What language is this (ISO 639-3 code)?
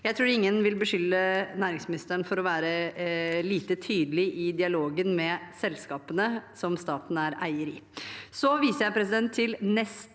nor